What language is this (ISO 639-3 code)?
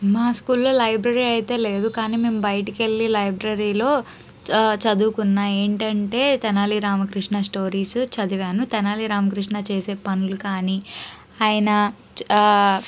tel